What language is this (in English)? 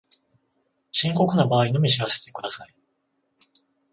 Japanese